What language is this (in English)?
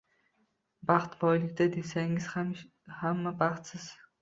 Uzbek